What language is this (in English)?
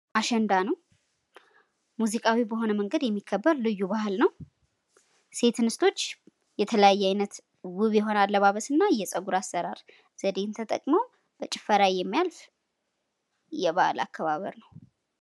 Amharic